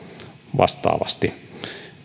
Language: Finnish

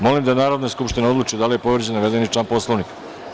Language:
Serbian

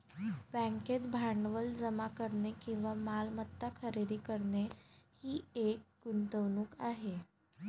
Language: Marathi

